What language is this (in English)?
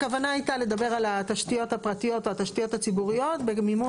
Hebrew